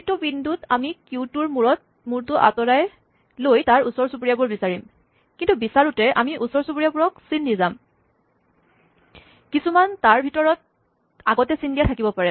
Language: Assamese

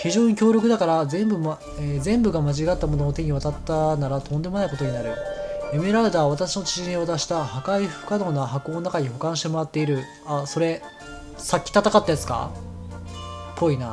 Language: Japanese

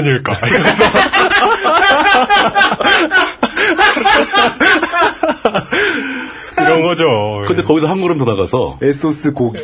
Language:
Korean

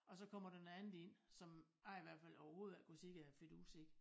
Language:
Danish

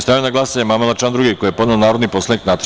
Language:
Serbian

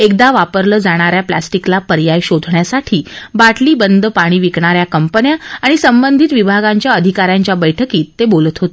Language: Marathi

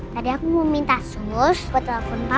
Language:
Indonesian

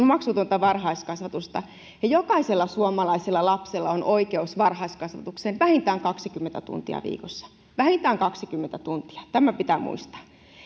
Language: Finnish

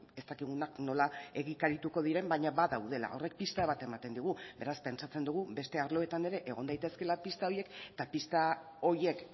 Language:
Basque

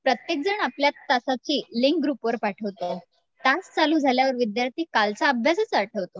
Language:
Marathi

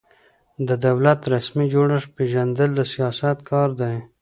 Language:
Pashto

